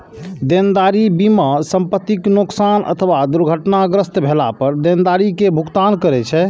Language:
Maithili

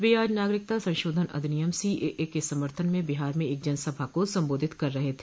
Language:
Hindi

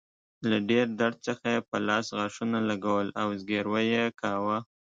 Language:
Pashto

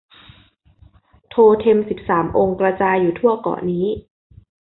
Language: Thai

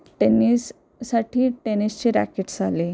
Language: Marathi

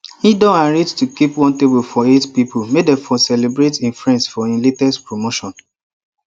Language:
Nigerian Pidgin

